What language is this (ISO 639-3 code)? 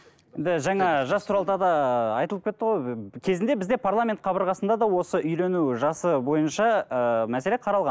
kaz